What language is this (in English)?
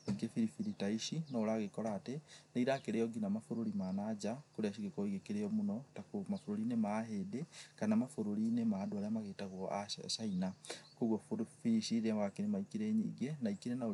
Kikuyu